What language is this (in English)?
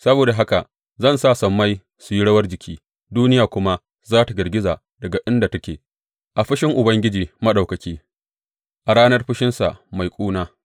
Hausa